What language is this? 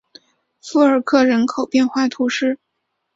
Chinese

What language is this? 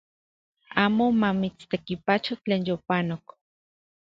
Central Puebla Nahuatl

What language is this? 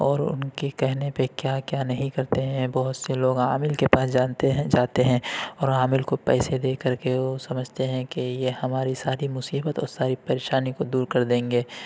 Urdu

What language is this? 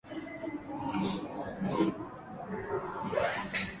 Swahili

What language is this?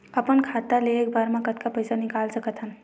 Chhattisgarhi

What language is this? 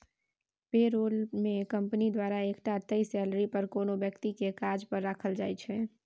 Maithili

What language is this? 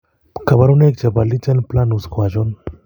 Kalenjin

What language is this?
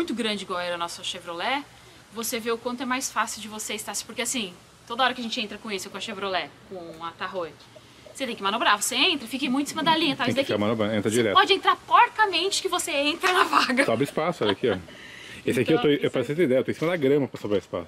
Portuguese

